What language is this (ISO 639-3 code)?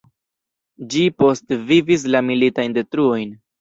epo